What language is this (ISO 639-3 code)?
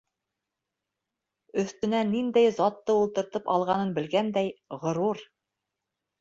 bak